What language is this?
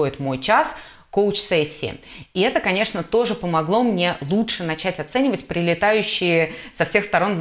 Russian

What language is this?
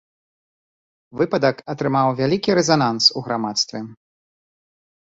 Belarusian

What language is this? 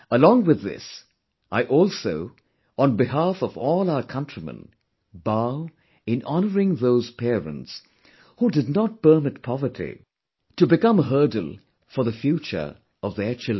English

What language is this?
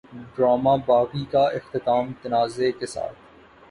Urdu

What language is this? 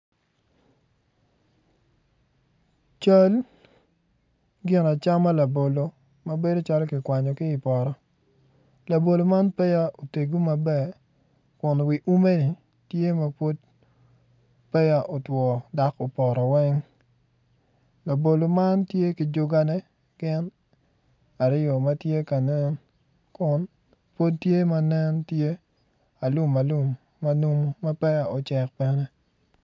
Acoli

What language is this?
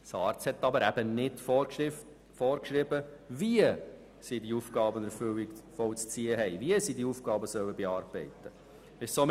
Swiss German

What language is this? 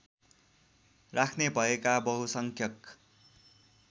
Nepali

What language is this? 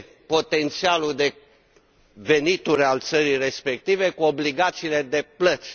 Romanian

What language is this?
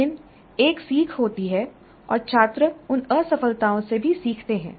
Hindi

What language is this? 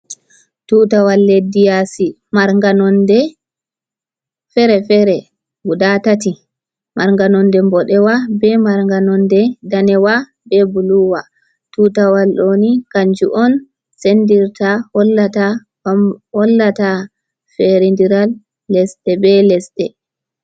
Fula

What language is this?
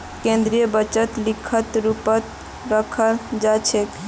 Magahi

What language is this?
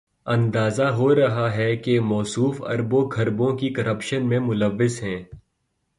Urdu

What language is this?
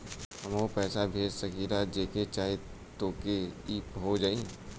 Bhojpuri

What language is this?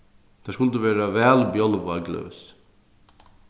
Faroese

